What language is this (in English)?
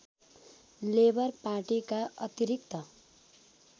Nepali